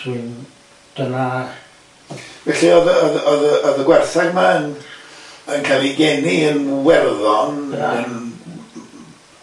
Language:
Welsh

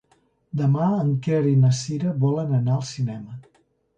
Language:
Catalan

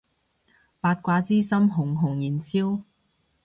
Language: Cantonese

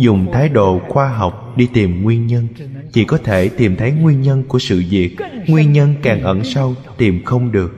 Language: Vietnamese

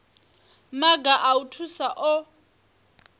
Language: Venda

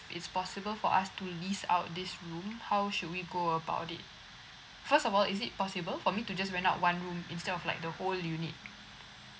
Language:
English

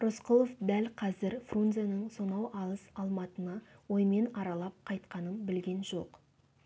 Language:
Kazakh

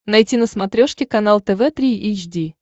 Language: Russian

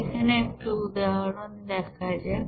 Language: Bangla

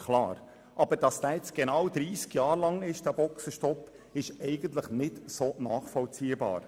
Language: Swiss German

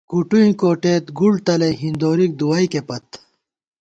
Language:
Gawar-Bati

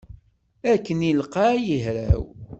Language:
Kabyle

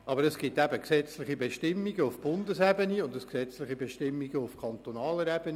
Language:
Swiss German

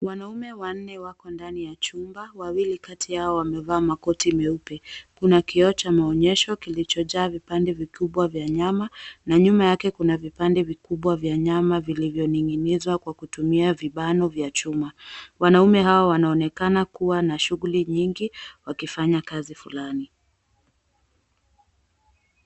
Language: Swahili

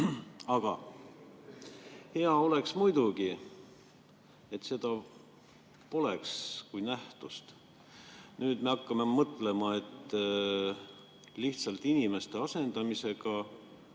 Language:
Estonian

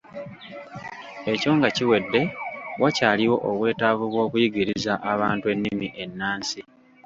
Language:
Ganda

